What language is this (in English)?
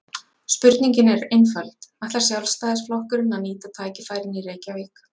Icelandic